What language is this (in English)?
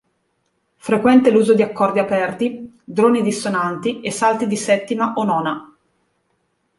Italian